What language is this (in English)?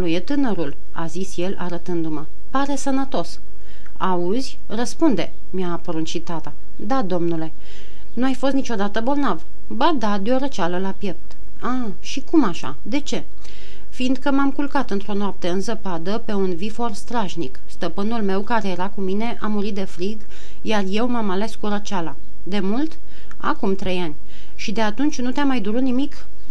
Romanian